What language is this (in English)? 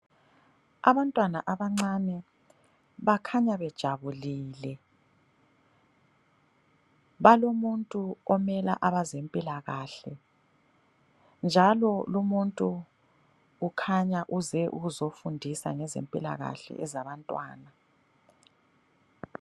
North Ndebele